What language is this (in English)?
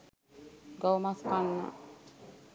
Sinhala